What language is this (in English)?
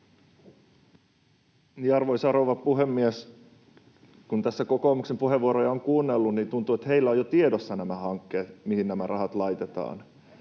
Finnish